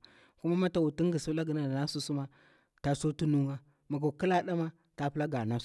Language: Bura-Pabir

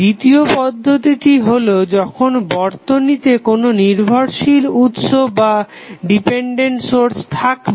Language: Bangla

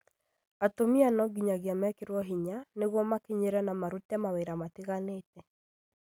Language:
Kikuyu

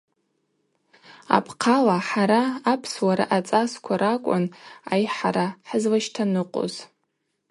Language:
Abaza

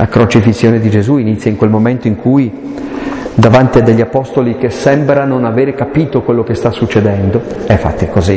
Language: Italian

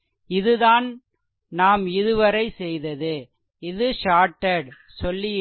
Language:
Tamil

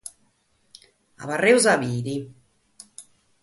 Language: Sardinian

